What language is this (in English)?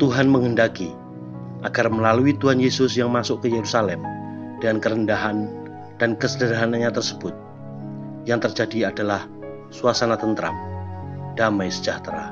Indonesian